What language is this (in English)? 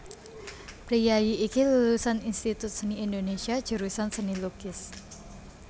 Javanese